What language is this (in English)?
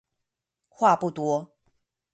Chinese